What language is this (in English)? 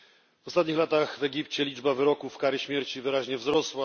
Polish